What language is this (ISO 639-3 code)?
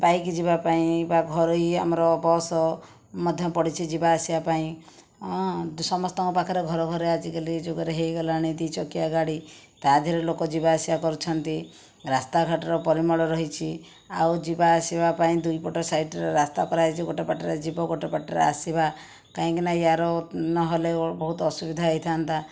ori